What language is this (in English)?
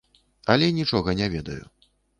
Belarusian